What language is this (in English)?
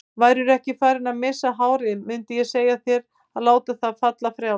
Icelandic